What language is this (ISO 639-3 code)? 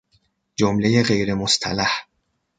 fas